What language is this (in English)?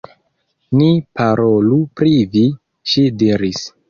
Esperanto